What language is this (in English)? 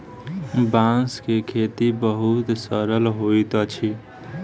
Maithili